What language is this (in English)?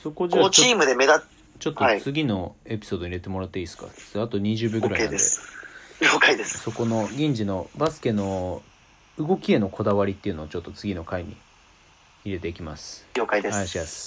Japanese